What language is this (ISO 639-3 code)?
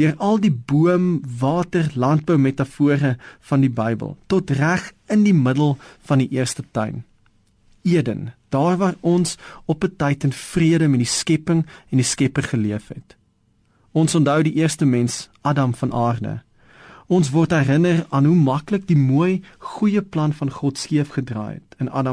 nld